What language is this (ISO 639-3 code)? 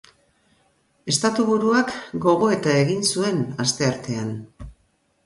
eus